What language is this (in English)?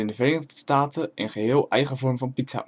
Dutch